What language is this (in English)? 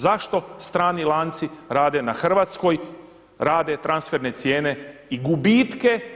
Croatian